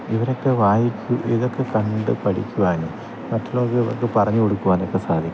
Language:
Malayalam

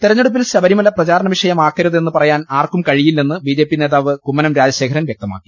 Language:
Malayalam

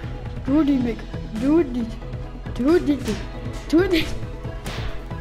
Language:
Dutch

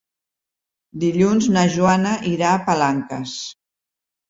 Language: Catalan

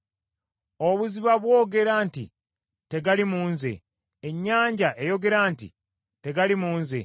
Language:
Ganda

